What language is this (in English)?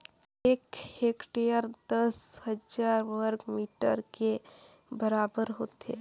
Chhattisgarhi